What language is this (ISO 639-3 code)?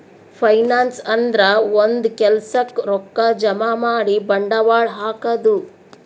kan